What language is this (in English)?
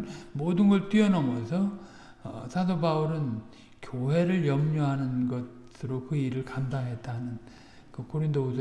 Korean